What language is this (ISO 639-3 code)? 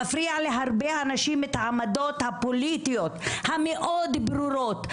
heb